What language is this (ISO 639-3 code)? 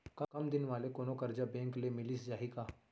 hne